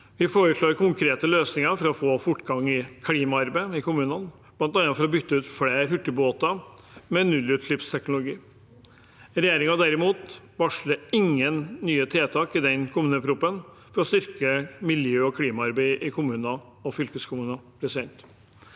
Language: Norwegian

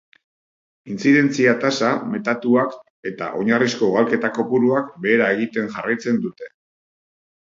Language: Basque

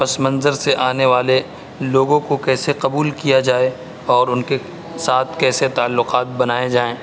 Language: Urdu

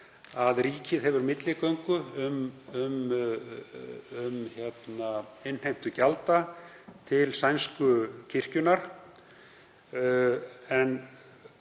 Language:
Icelandic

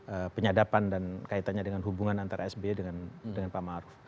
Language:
Indonesian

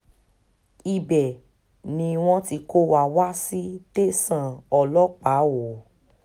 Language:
Yoruba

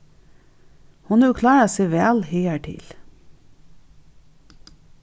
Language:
Faroese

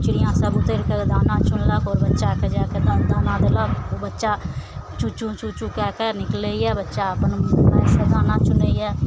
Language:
Maithili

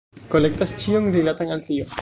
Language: Esperanto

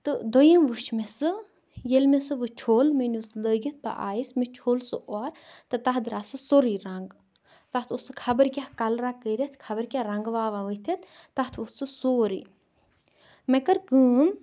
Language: Kashmiri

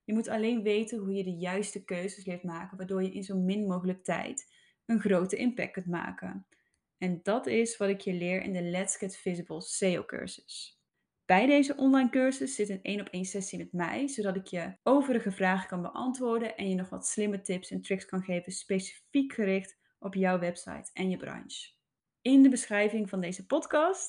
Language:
Dutch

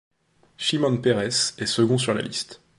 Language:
French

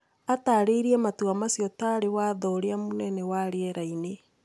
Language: Kikuyu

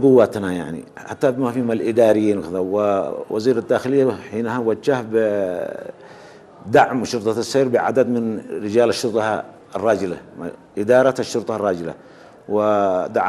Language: Arabic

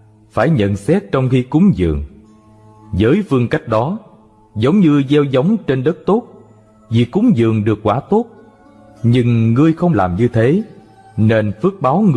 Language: Vietnamese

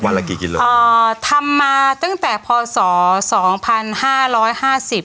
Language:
Thai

